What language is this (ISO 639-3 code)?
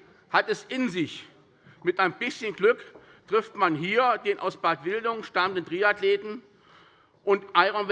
deu